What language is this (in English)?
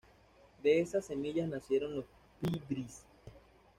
Spanish